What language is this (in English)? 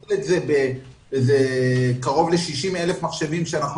Hebrew